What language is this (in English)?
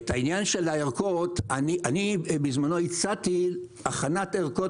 Hebrew